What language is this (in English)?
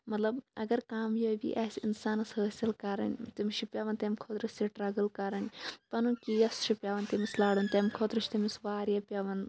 Kashmiri